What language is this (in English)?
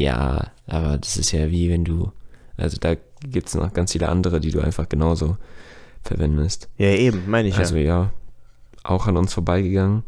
German